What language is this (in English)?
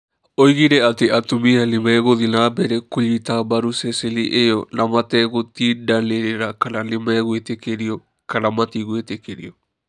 Kikuyu